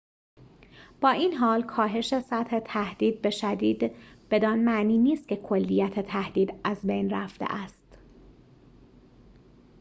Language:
Persian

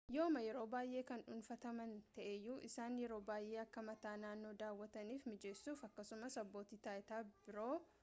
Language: Oromo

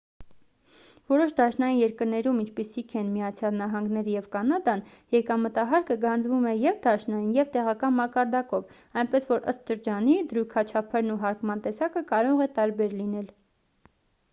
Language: Armenian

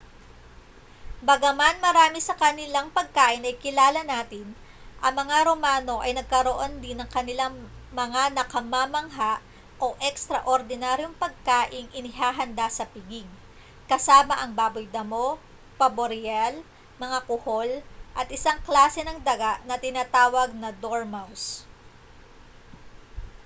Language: Filipino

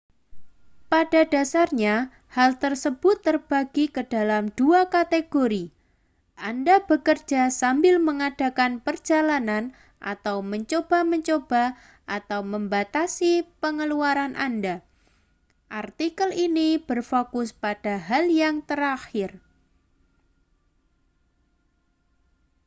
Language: Indonesian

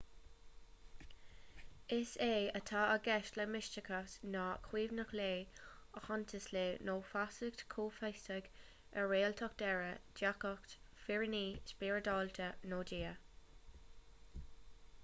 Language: Irish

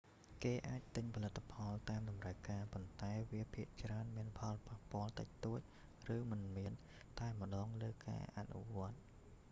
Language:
Khmer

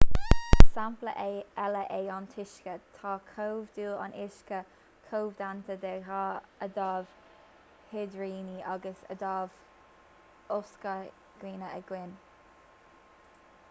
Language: Irish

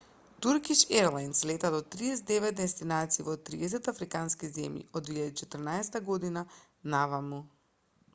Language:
Macedonian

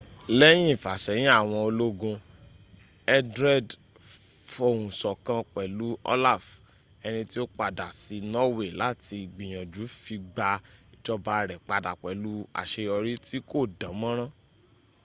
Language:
Yoruba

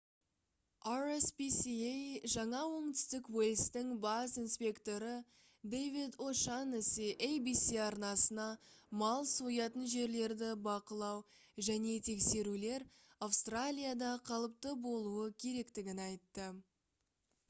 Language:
Kazakh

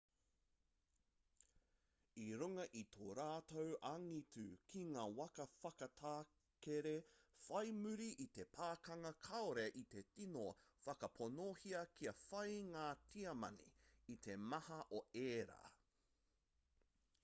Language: Māori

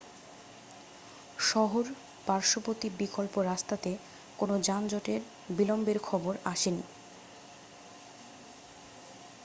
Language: Bangla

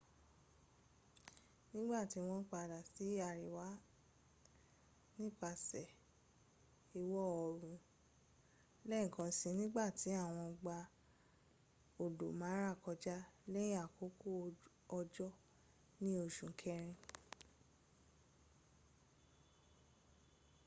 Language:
Yoruba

